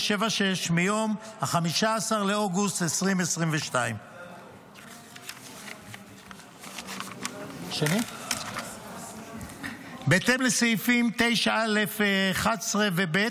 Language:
Hebrew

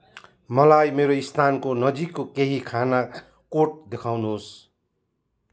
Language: Nepali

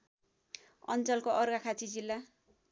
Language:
Nepali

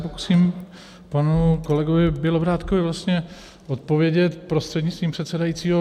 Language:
Czech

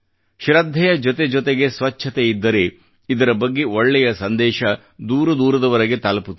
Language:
Kannada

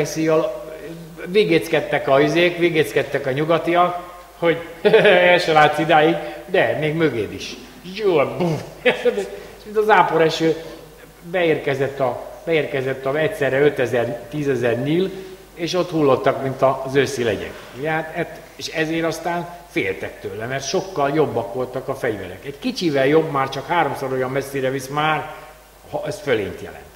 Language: Hungarian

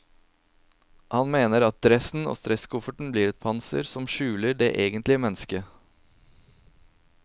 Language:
Norwegian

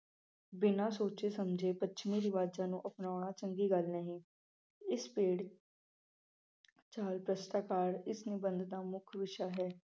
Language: Punjabi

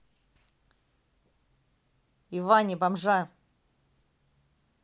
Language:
Russian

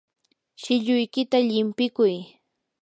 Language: Yanahuanca Pasco Quechua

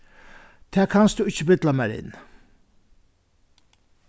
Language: Faroese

